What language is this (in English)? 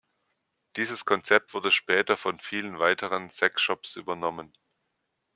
German